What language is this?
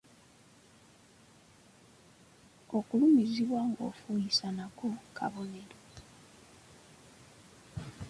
Ganda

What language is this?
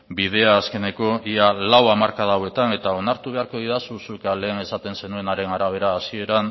Basque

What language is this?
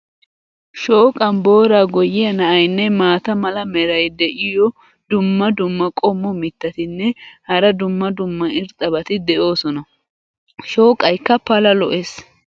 Wolaytta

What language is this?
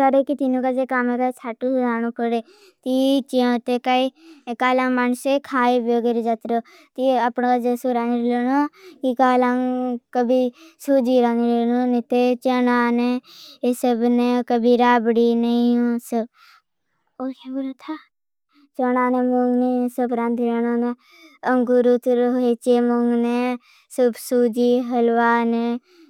Bhili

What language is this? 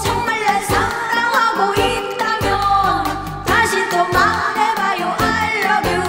Korean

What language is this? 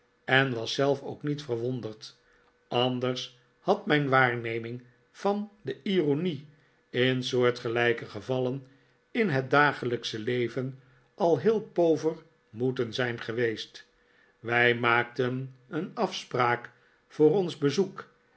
Dutch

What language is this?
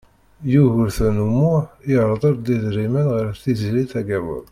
Kabyle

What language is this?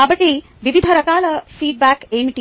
Telugu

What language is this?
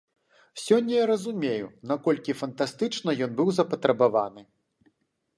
Belarusian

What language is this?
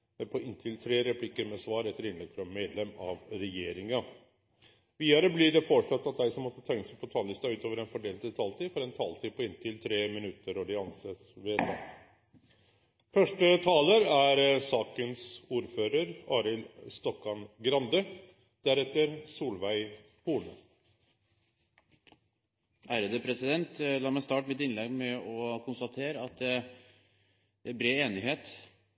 Norwegian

